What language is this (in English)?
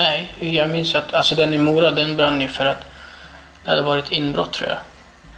Swedish